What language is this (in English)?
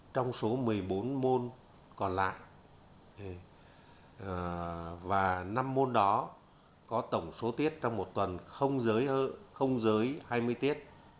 Vietnamese